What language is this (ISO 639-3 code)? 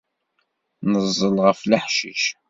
kab